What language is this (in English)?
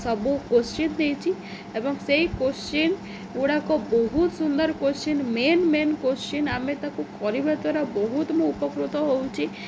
Odia